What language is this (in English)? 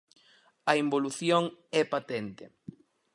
Galician